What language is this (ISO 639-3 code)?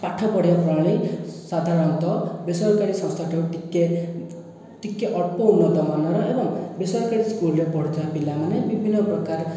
ori